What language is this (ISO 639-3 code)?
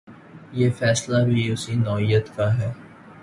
urd